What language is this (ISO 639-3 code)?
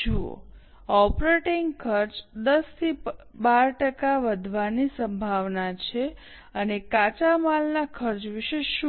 guj